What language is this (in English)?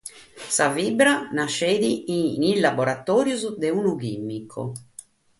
Sardinian